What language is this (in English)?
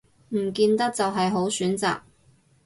Cantonese